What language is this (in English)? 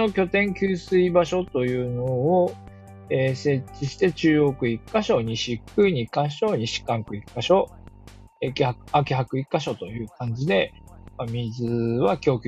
Japanese